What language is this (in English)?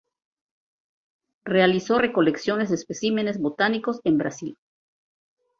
Spanish